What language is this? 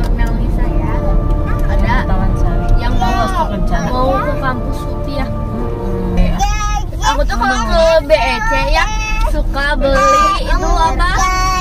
Indonesian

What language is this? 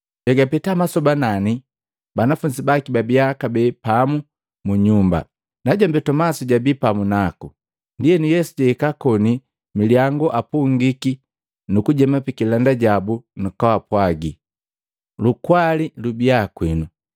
Matengo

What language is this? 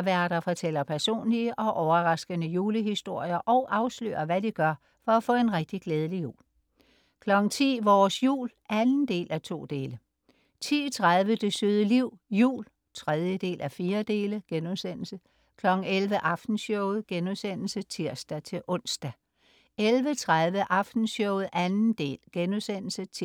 Danish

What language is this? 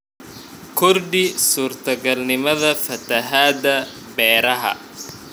Somali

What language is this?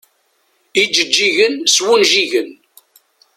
Kabyle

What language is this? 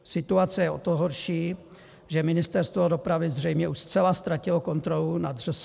Czech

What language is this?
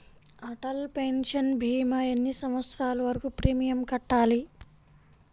Telugu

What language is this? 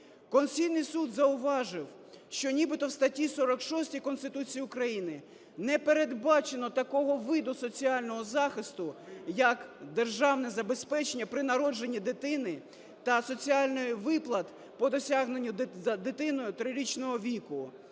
Ukrainian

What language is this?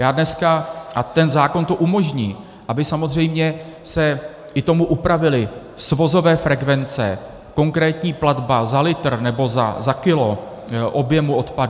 Czech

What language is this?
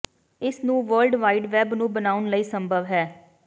Punjabi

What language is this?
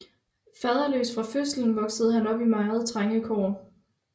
Danish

